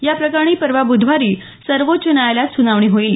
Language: Marathi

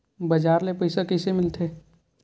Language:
Chhattisgarhi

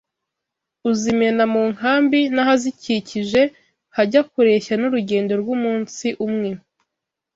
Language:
Kinyarwanda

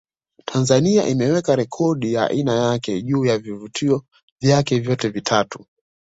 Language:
Swahili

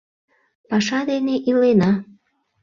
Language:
Mari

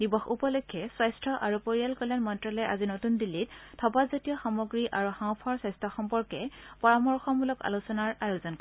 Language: Assamese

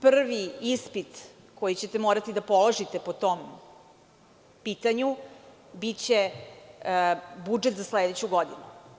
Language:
Serbian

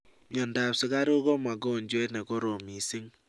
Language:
Kalenjin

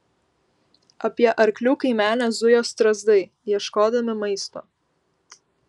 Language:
Lithuanian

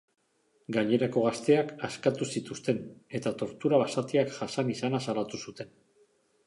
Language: Basque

